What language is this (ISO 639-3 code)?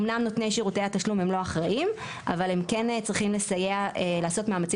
heb